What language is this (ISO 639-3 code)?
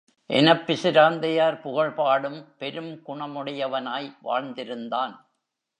tam